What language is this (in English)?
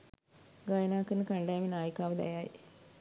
Sinhala